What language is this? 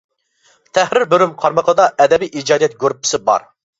Uyghur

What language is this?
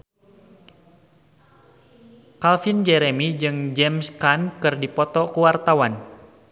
Sundanese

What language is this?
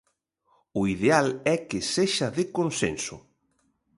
Galician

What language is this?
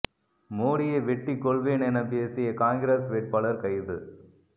Tamil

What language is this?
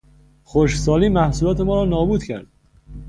Persian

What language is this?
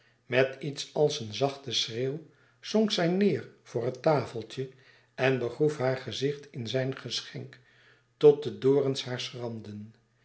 Dutch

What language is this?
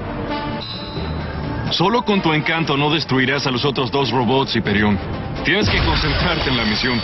Spanish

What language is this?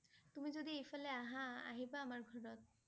Assamese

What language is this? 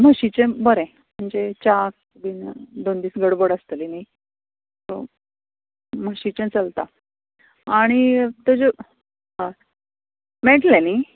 Konkani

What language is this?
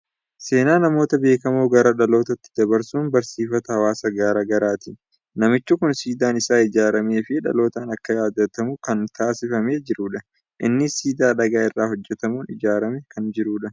Oromo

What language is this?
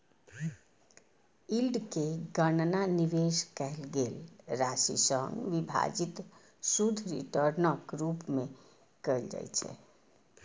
Maithili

